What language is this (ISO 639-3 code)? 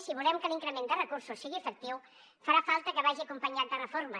cat